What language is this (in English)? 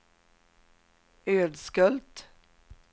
Swedish